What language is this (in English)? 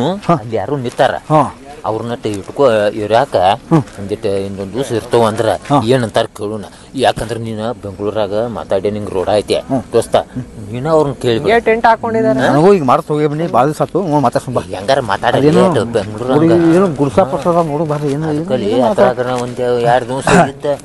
Indonesian